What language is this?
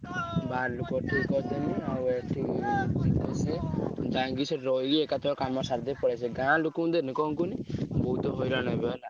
Odia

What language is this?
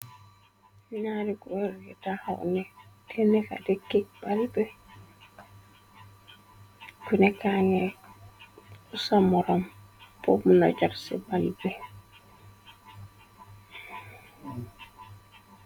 Wolof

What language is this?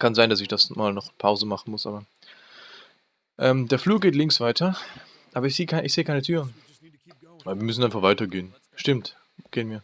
German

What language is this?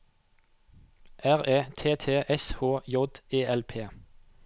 Norwegian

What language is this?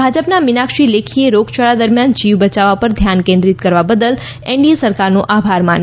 Gujarati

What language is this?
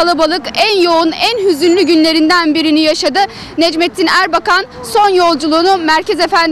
Turkish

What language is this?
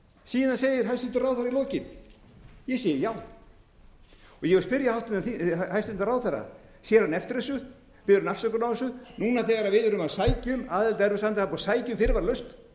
Icelandic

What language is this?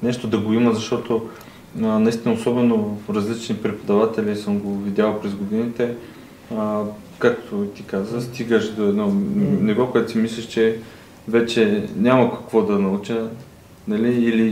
Bulgarian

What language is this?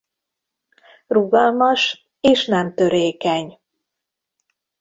Hungarian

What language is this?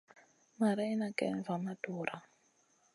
Masana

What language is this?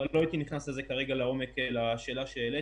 Hebrew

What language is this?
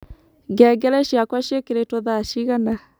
Kikuyu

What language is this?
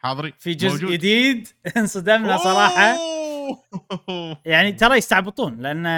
Arabic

